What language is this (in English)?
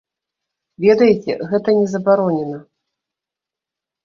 Belarusian